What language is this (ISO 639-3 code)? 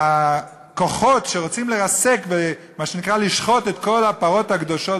heb